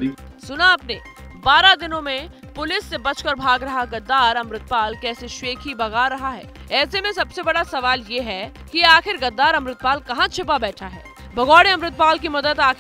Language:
Hindi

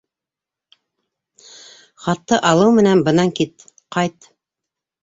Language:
Bashkir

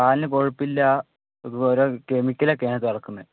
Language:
Malayalam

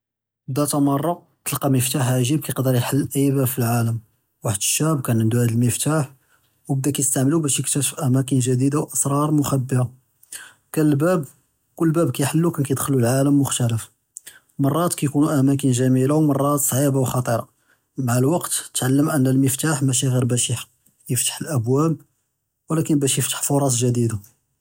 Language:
Judeo-Arabic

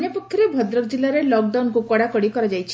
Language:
Odia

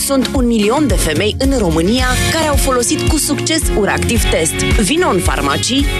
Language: Romanian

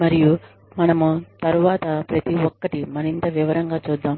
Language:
Telugu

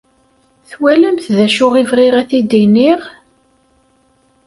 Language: Kabyle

